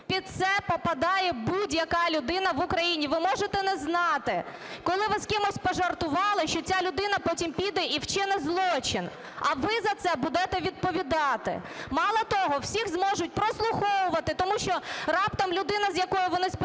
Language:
Ukrainian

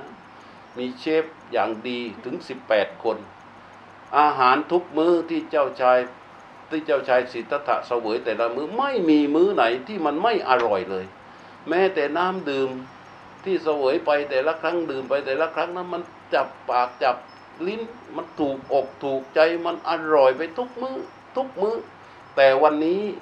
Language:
Thai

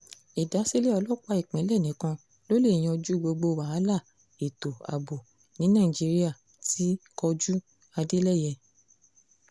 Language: Yoruba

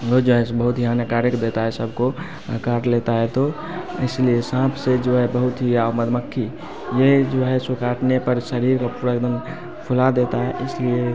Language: Hindi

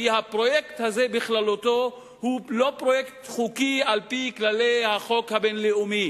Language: Hebrew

